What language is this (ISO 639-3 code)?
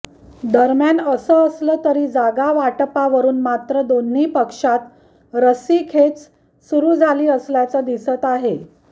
mar